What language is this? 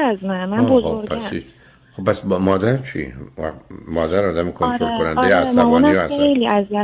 Persian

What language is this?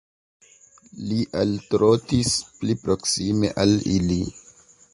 Esperanto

